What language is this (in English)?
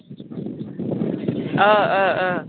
Bodo